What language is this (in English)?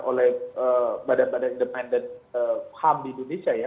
Indonesian